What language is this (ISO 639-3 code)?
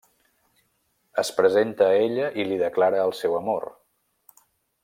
cat